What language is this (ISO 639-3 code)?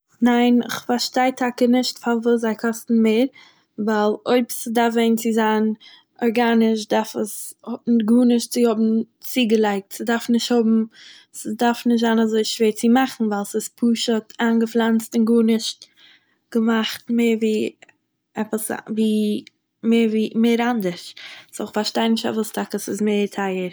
yid